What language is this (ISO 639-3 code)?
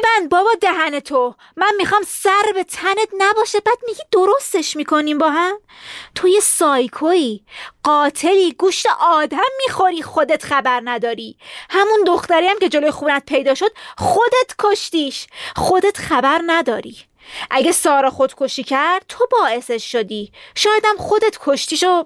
fas